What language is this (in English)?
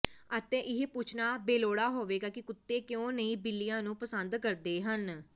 Punjabi